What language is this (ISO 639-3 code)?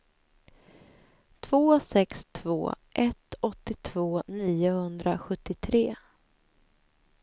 swe